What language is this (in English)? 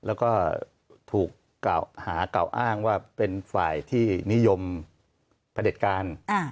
Thai